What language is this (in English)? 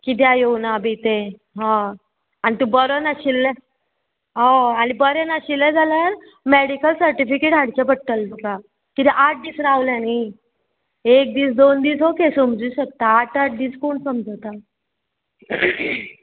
Konkani